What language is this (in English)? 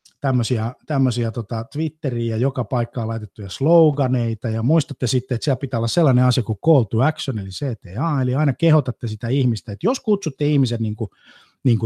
Finnish